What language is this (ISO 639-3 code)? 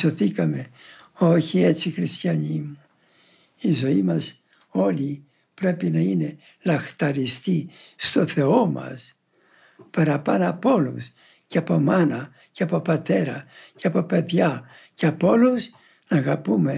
ell